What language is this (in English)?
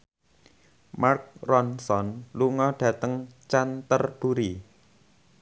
Javanese